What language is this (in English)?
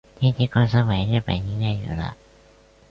Chinese